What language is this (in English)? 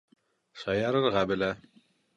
Bashkir